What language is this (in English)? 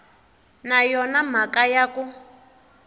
Tsonga